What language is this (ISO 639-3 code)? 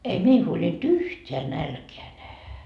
fin